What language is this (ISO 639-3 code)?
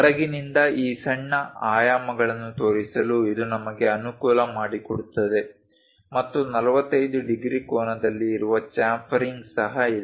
kan